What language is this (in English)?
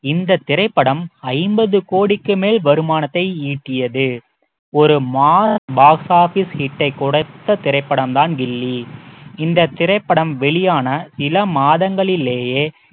Tamil